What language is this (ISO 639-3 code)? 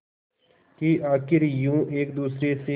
hin